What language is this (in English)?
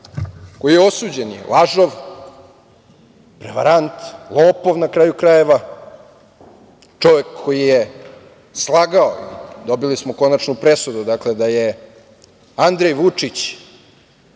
Serbian